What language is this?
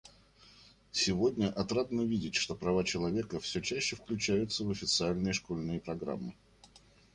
Russian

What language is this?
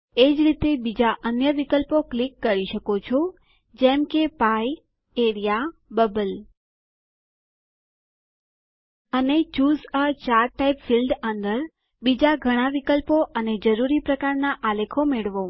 Gujarati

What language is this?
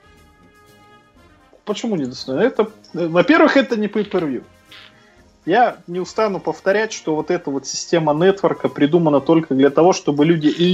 Russian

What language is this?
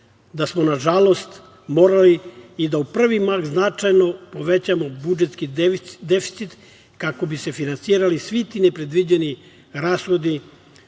Serbian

